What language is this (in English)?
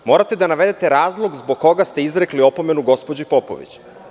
Serbian